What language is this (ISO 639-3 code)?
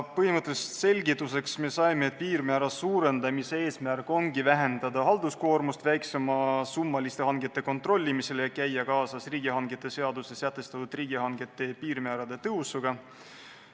est